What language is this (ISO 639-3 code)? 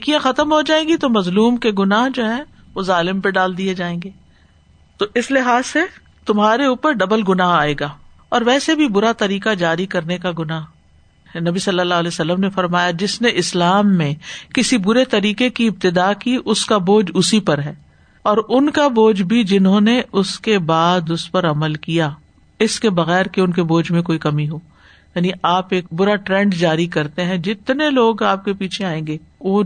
urd